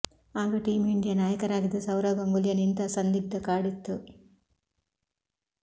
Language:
Kannada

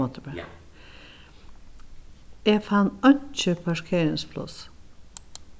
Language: Faroese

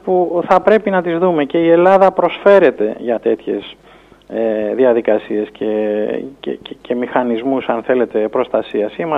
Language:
Greek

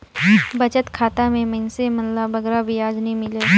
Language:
Chhattisgarhi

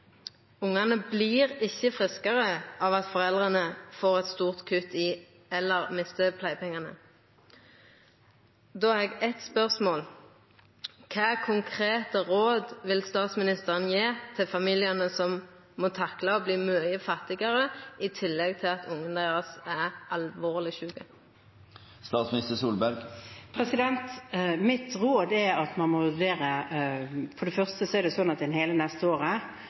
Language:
Norwegian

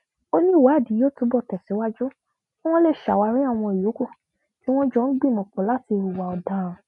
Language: Yoruba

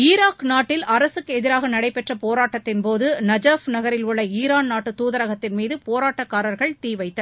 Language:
Tamil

